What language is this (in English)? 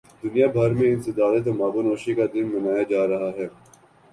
Urdu